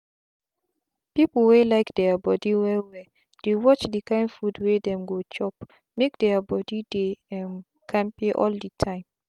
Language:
Nigerian Pidgin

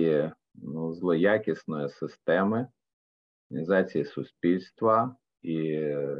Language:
Ukrainian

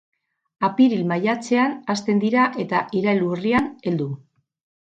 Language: Basque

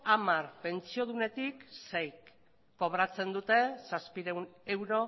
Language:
Basque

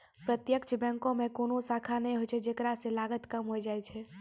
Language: Maithili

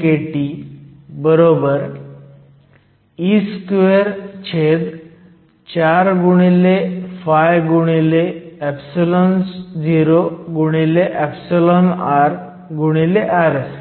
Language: Marathi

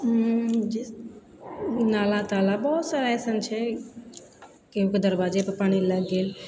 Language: Maithili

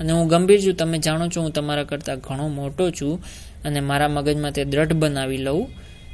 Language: Romanian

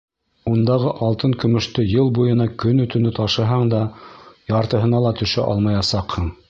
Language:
Bashkir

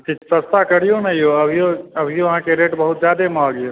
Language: Maithili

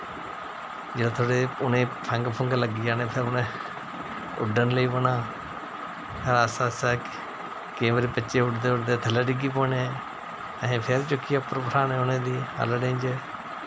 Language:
Dogri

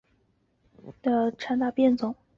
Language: Chinese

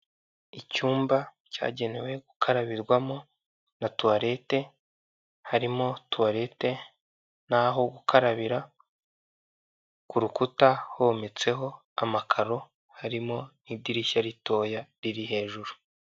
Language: Kinyarwanda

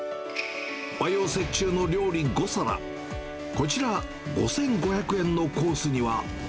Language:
Japanese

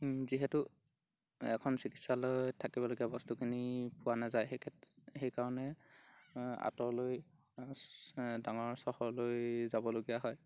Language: Assamese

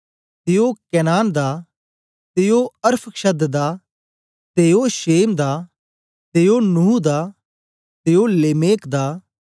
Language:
Dogri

